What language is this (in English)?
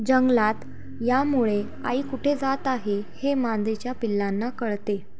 Marathi